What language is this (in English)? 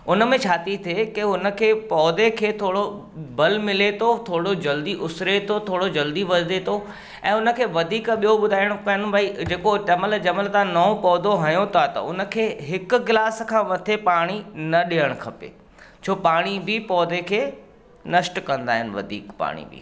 Sindhi